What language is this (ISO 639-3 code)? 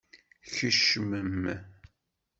kab